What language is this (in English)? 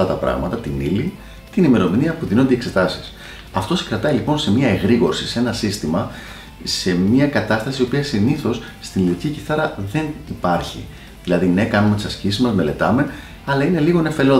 Greek